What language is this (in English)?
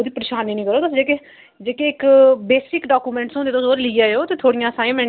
Dogri